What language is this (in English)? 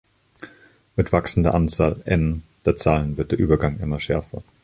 German